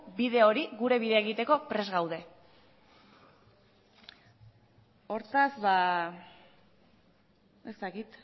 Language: Basque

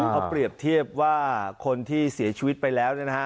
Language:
Thai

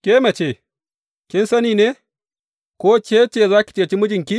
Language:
Hausa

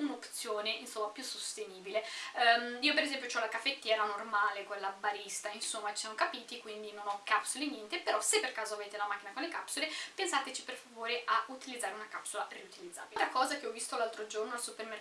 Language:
Italian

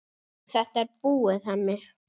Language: Icelandic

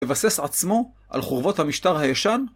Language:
Hebrew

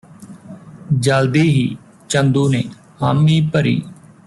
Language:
Punjabi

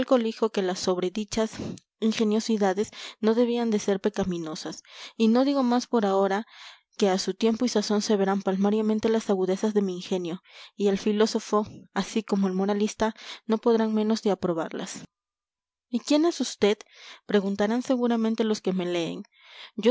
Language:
Spanish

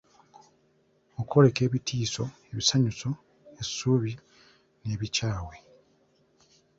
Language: Ganda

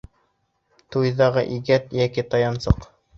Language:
Bashkir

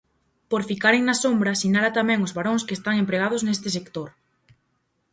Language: Galician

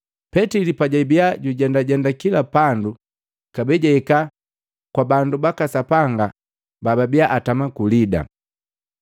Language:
Matengo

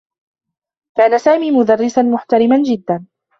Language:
Arabic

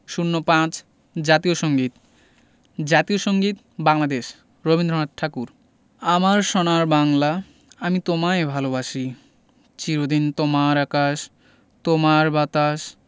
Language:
Bangla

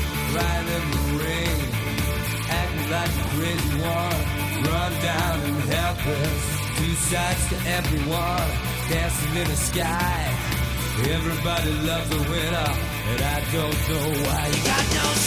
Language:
Greek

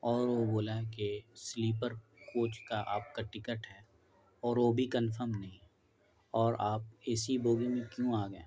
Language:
Urdu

